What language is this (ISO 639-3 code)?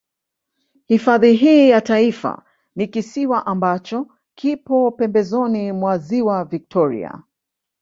swa